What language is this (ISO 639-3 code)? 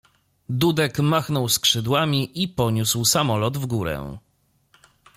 pol